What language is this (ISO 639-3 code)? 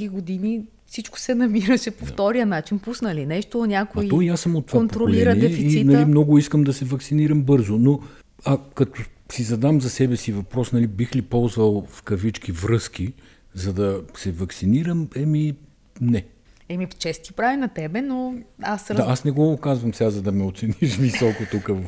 bul